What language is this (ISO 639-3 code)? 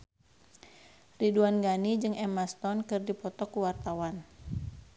sun